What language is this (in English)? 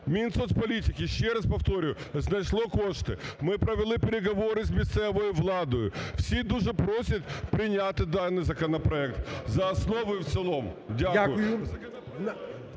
Ukrainian